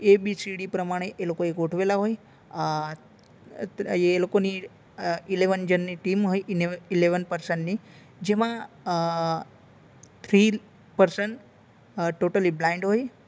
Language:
Gujarati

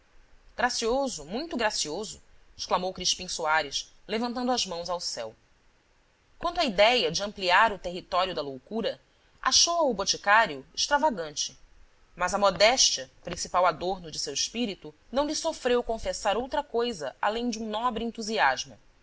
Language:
Portuguese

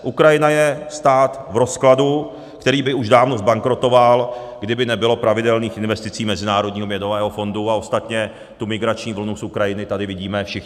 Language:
Czech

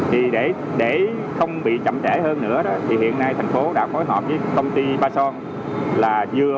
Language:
Vietnamese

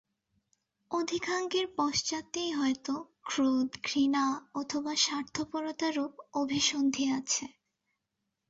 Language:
Bangla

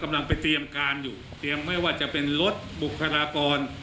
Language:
Thai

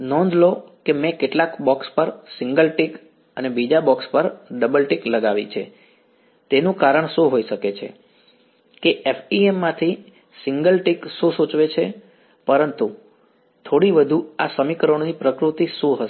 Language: Gujarati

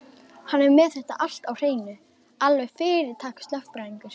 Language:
Icelandic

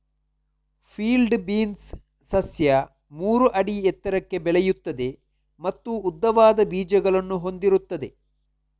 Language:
Kannada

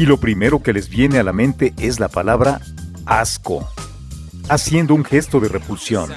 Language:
Spanish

